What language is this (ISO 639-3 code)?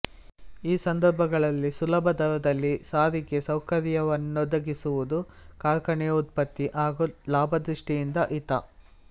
kan